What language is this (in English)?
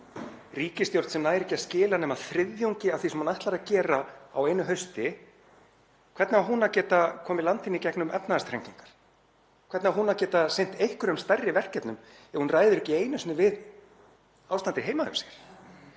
Icelandic